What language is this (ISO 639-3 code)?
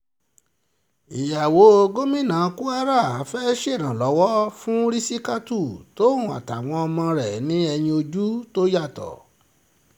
yor